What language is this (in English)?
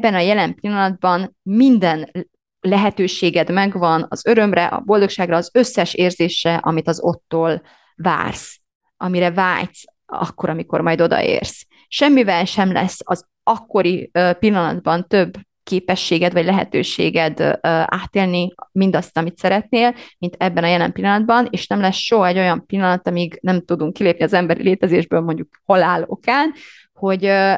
Hungarian